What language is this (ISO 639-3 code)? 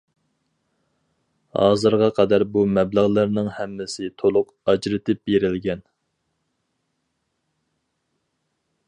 uig